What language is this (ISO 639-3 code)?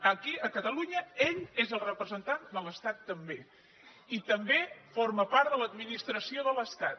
cat